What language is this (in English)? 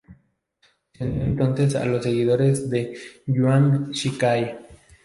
Spanish